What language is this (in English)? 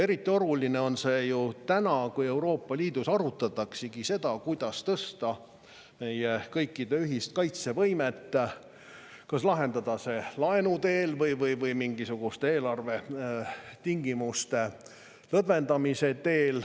Estonian